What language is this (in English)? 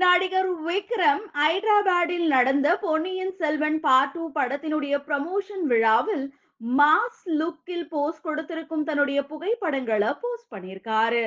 Tamil